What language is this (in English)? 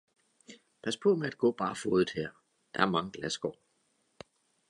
Danish